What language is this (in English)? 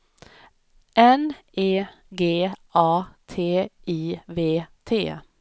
Swedish